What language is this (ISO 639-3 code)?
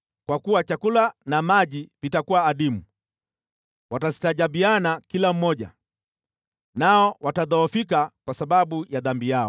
swa